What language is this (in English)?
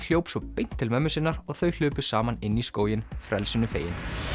Icelandic